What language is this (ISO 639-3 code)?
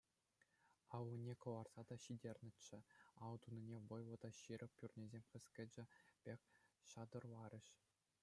chv